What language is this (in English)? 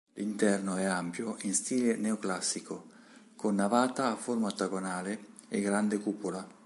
Italian